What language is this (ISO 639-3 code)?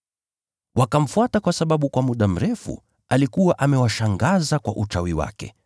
swa